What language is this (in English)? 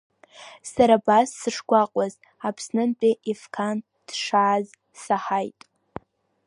Abkhazian